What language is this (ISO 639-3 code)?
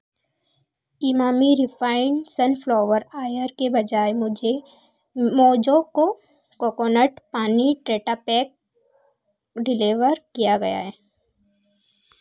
hin